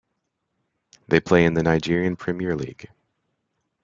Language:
English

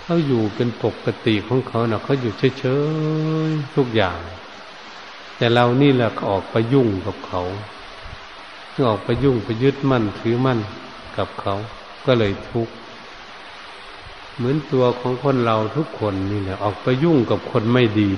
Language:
Thai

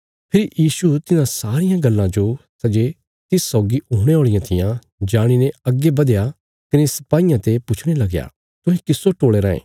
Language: Bilaspuri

